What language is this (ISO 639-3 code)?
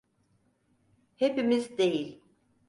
tur